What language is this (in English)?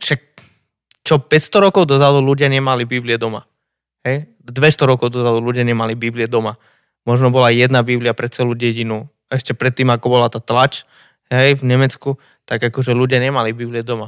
Slovak